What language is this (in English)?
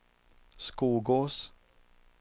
Swedish